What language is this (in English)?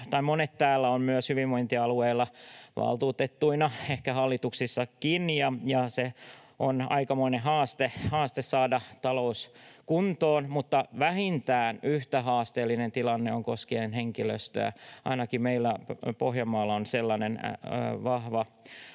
Finnish